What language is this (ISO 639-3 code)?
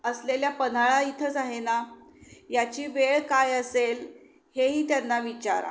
mar